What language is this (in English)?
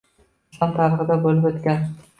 Uzbek